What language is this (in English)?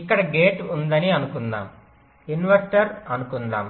Telugu